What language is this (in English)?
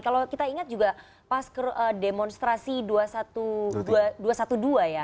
Indonesian